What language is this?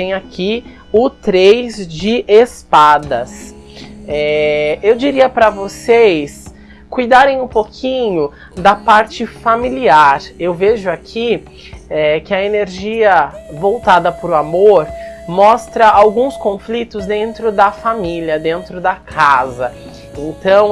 Portuguese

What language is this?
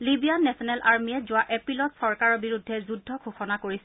Assamese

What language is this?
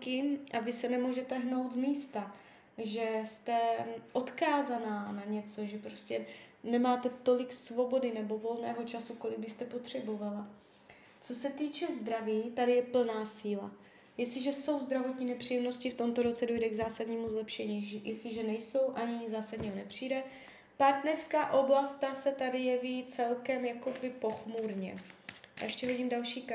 Czech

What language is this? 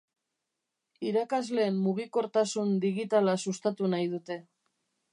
Basque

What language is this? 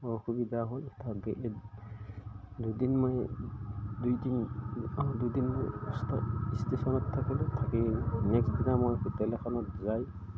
Assamese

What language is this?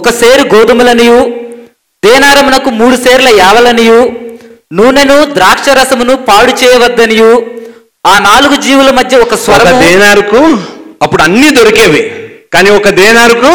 Telugu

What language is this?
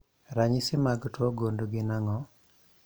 Luo (Kenya and Tanzania)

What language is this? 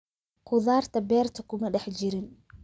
Somali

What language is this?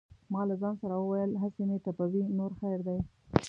Pashto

